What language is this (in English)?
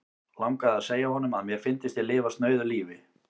Icelandic